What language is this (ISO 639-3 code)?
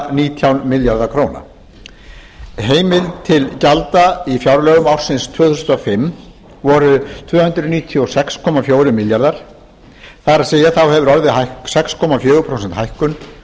isl